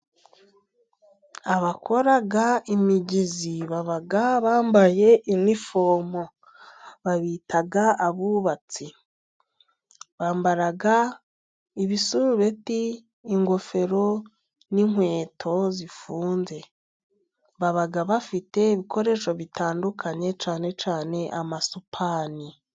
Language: Kinyarwanda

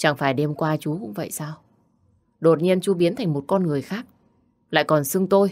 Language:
Vietnamese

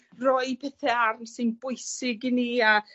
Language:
Welsh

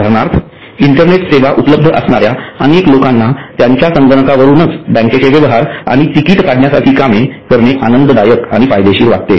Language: Marathi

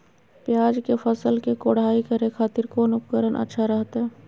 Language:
Magahi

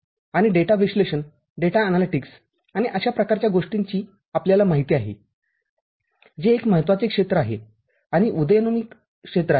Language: Marathi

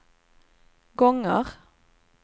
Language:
Swedish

